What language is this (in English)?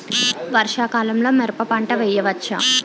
Telugu